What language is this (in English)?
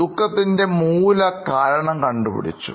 Malayalam